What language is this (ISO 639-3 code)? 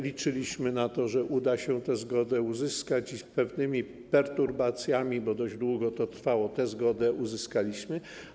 pol